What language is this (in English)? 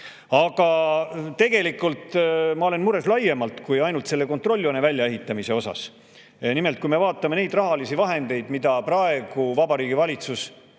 Estonian